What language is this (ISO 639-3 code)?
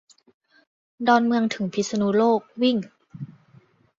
tha